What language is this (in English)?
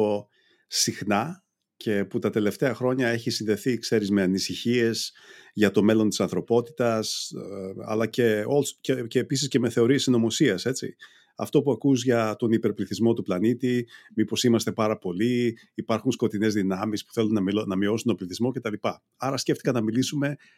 Greek